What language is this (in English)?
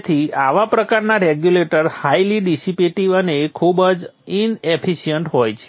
Gujarati